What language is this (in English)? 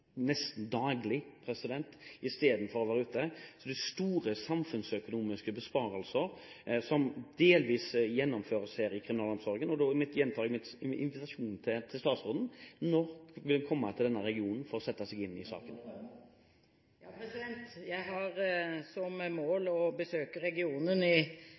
Norwegian Bokmål